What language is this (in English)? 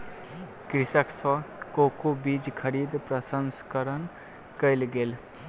Maithili